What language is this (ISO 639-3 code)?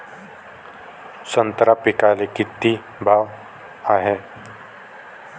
mar